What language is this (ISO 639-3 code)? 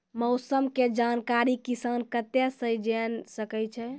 mai